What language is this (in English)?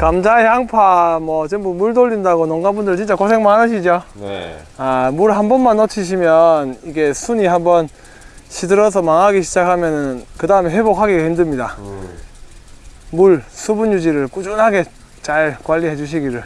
Korean